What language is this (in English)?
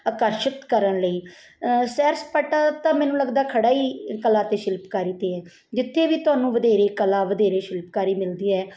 Punjabi